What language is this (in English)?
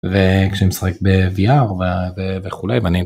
Hebrew